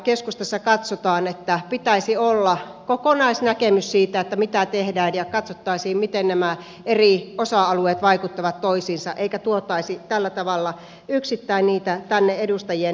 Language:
Finnish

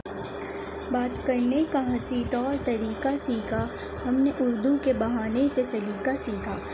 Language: Urdu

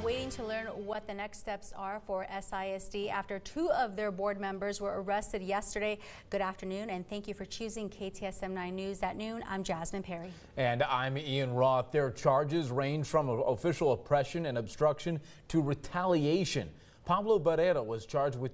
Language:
English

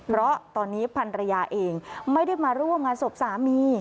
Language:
Thai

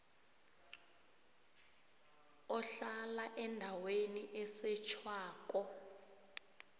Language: South Ndebele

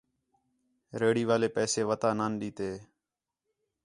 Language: Khetrani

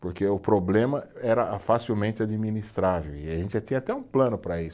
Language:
Portuguese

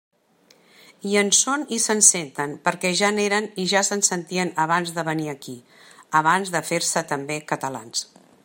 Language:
Catalan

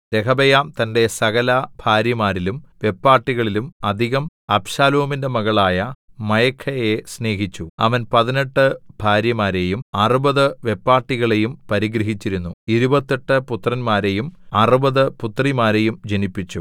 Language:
Malayalam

